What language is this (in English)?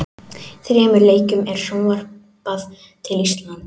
Icelandic